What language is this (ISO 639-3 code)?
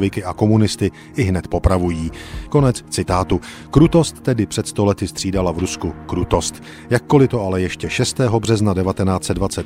ces